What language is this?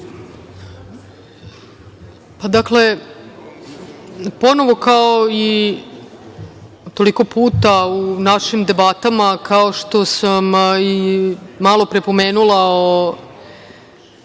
Serbian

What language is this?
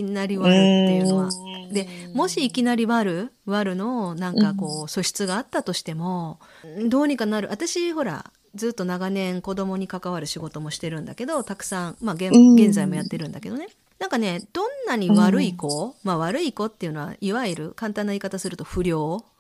Japanese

